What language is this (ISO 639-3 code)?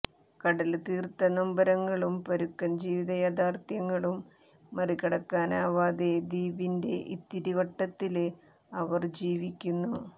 mal